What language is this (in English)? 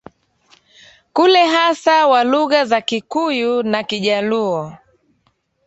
Swahili